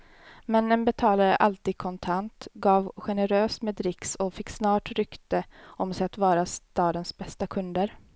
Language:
Swedish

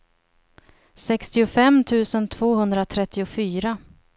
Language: Swedish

